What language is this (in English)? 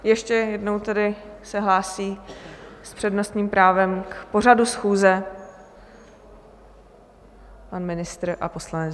Czech